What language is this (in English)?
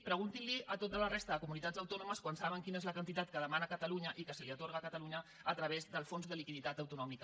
Catalan